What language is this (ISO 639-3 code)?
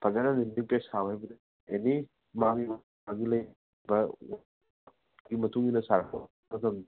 mni